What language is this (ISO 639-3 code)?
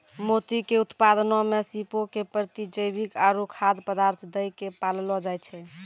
mai